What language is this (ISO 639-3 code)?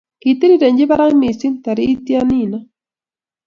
kln